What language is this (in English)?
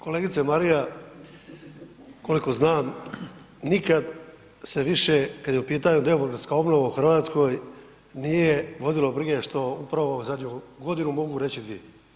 Croatian